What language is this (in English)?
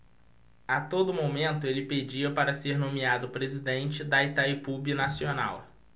Portuguese